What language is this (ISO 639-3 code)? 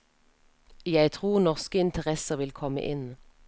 nor